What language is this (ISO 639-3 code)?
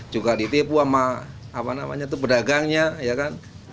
ind